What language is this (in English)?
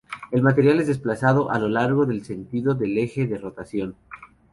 Spanish